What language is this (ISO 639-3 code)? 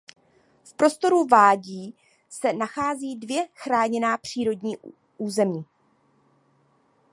ces